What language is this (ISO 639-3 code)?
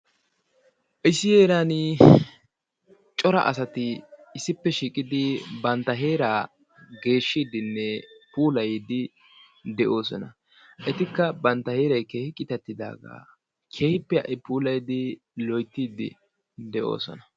wal